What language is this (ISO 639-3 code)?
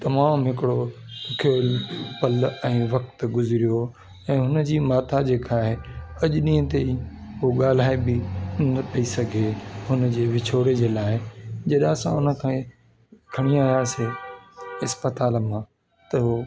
snd